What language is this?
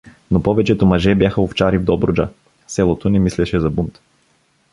Bulgarian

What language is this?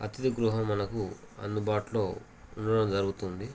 Telugu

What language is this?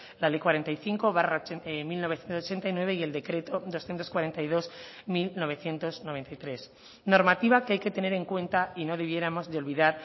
Spanish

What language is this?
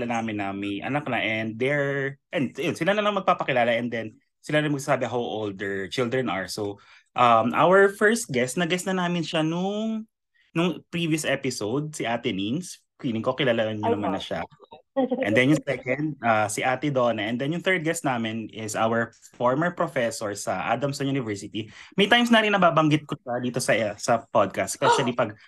Filipino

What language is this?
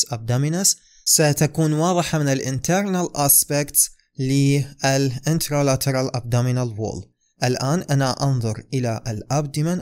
Arabic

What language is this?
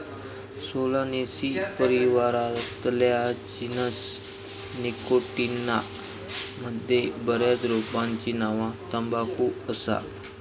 Marathi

